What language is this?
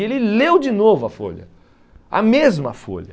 Portuguese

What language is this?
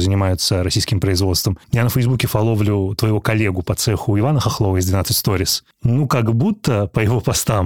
Russian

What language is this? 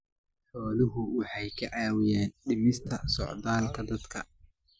Somali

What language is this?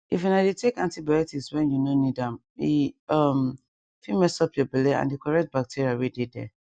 Nigerian Pidgin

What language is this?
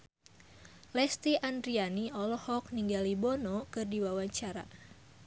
Sundanese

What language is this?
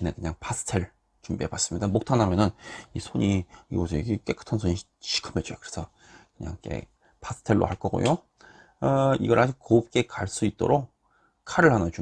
Korean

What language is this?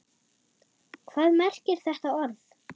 Icelandic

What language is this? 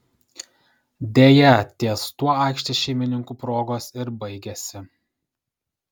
Lithuanian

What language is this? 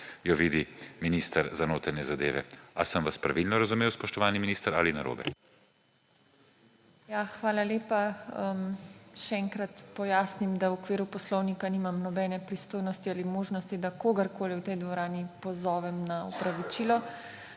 Slovenian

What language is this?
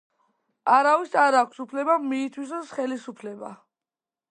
Georgian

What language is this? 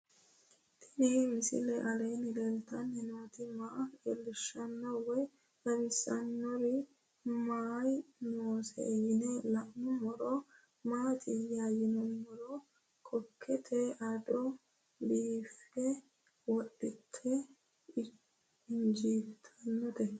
Sidamo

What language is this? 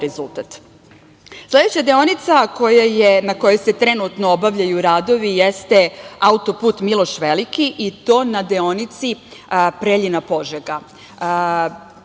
Serbian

